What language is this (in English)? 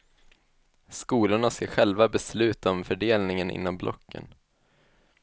Swedish